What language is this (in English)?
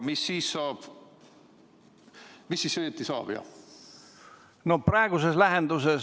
Estonian